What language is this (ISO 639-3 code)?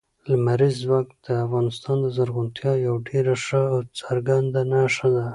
pus